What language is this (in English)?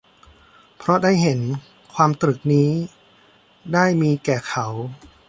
Thai